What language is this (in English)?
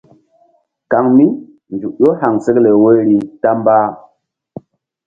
Mbum